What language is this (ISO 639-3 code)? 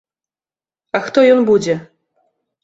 bel